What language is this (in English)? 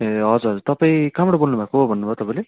Nepali